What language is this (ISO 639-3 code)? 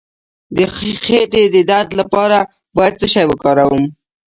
pus